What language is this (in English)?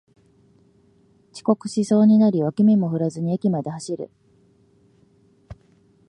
Japanese